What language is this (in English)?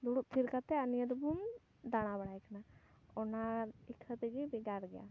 Santali